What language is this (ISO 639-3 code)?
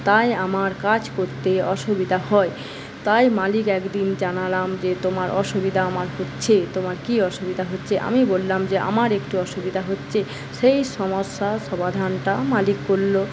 ben